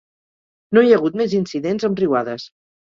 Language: Catalan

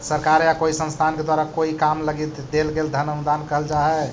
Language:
Magahi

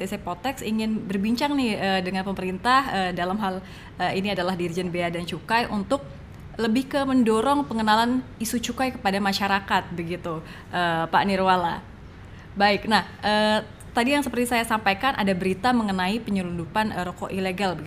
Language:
Indonesian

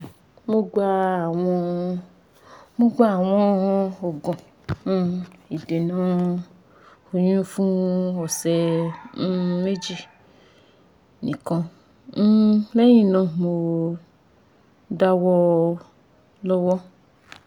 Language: Yoruba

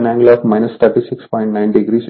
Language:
Telugu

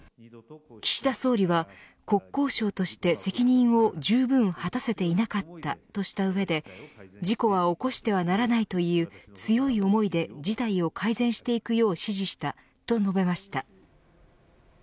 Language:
Japanese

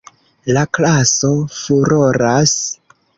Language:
Esperanto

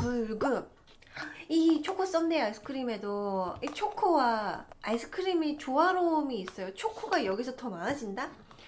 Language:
Korean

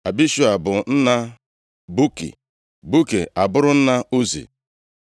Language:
Igbo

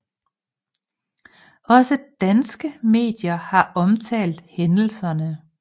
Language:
Danish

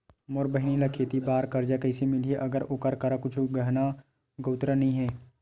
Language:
Chhattisgarhi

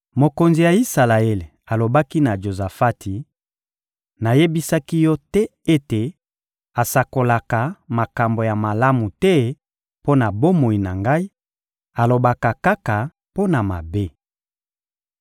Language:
Lingala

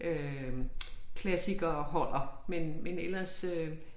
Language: Danish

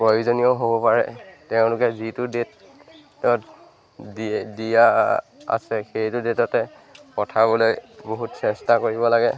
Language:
Assamese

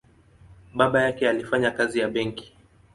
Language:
Swahili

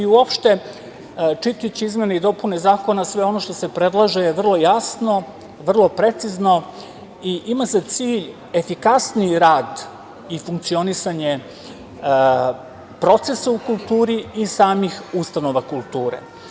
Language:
Serbian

